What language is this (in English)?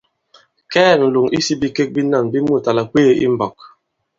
Bankon